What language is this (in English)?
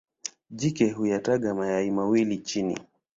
Swahili